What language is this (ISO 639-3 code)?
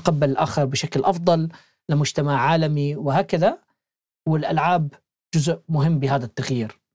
ara